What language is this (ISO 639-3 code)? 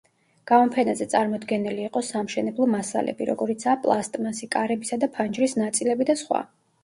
kat